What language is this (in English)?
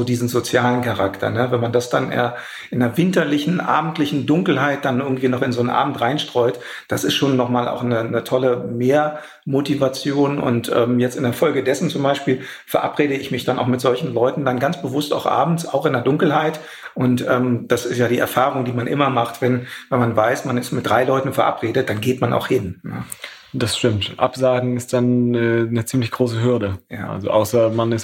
German